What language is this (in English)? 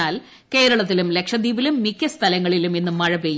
Malayalam